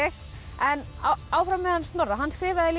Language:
Icelandic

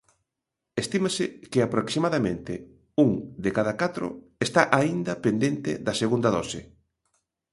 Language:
Galician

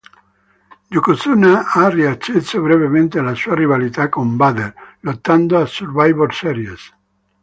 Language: Italian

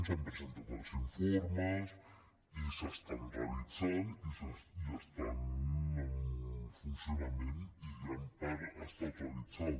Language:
Catalan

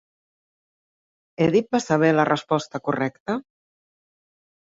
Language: Catalan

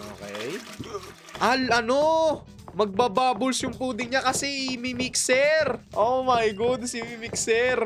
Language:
Filipino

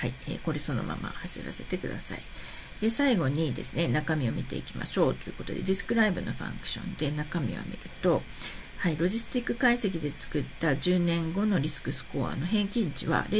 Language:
Japanese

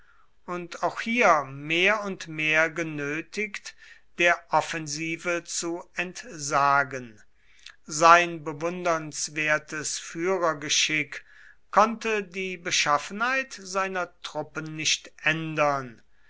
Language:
German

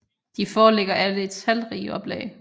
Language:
Danish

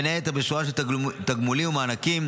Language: Hebrew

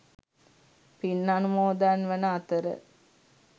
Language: Sinhala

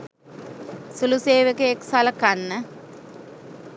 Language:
Sinhala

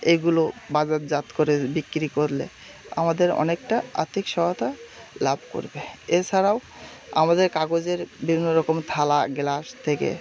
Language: Bangla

